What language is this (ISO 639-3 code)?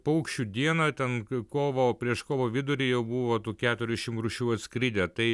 lit